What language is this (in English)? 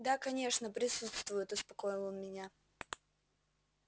Russian